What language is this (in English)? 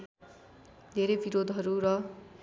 Nepali